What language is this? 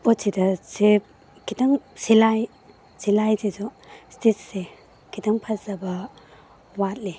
Manipuri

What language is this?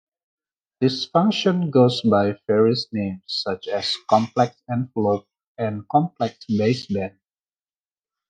English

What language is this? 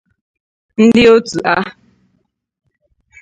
Igbo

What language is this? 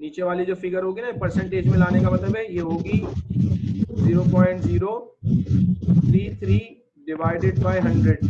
Hindi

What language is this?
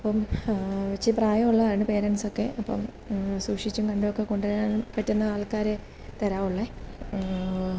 Malayalam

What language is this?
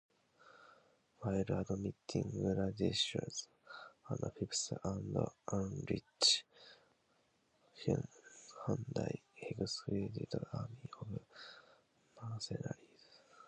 English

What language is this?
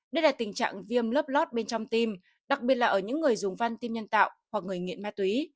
Vietnamese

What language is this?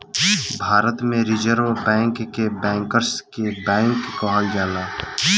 Bhojpuri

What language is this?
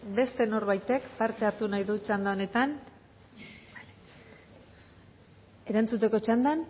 Basque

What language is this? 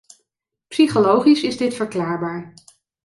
Dutch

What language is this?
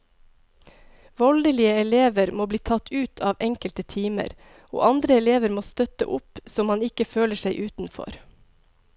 Norwegian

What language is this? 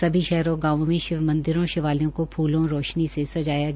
Hindi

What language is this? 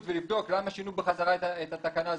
Hebrew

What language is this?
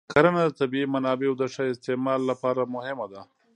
Pashto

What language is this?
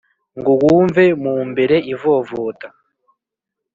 Kinyarwanda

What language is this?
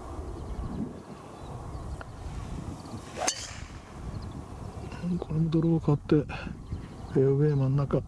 Japanese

